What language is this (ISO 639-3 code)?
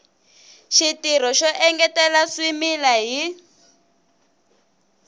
tso